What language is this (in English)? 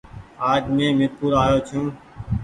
Goaria